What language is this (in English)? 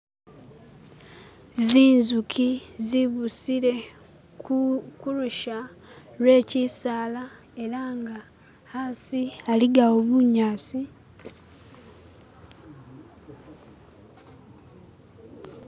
Masaaba